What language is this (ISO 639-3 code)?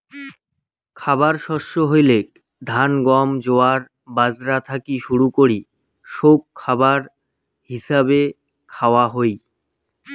ben